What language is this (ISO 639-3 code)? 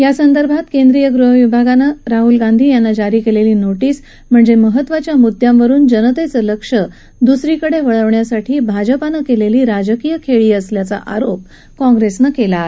mar